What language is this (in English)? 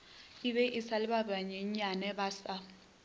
Northern Sotho